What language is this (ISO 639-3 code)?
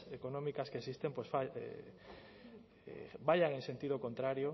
spa